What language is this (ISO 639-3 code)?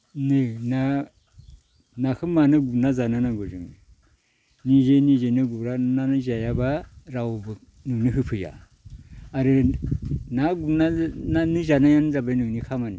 brx